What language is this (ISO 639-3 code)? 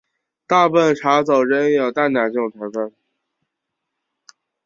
zho